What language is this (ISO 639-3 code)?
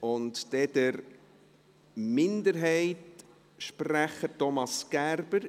gsw